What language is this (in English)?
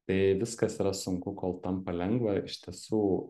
Lithuanian